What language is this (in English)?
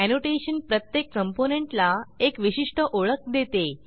Marathi